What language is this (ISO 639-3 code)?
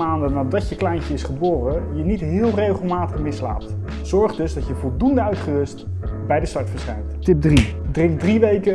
nld